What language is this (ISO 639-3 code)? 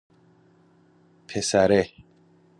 fas